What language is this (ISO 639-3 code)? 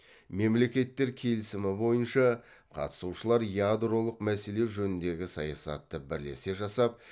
kaz